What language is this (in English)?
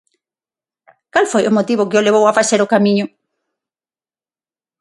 Galician